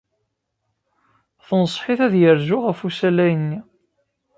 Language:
Kabyle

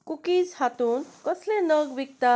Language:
Konkani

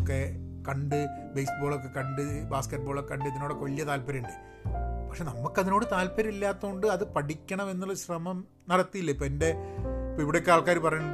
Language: Malayalam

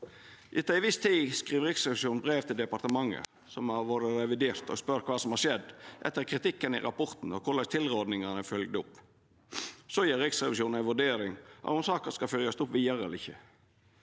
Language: Norwegian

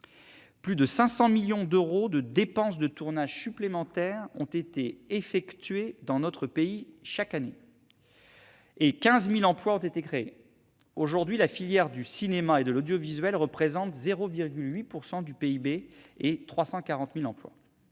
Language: French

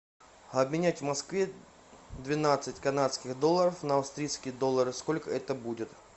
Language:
Russian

